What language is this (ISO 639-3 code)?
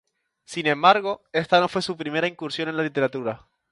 spa